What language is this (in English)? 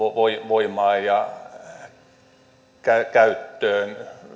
Finnish